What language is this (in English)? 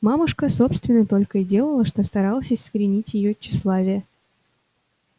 Russian